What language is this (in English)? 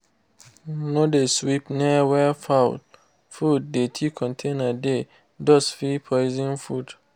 Nigerian Pidgin